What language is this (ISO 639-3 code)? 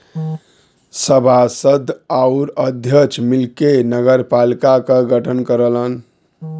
bho